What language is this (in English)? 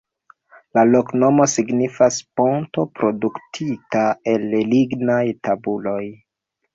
Esperanto